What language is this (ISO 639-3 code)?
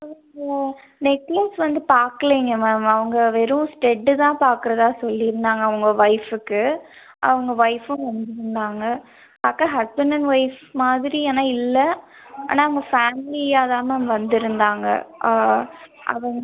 tam